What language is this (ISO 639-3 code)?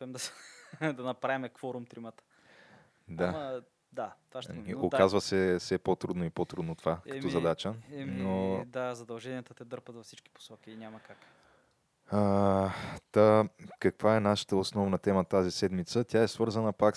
bul